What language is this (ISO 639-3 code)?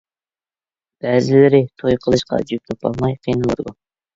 uig